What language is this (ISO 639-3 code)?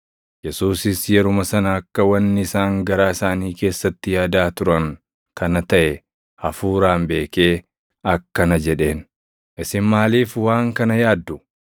orm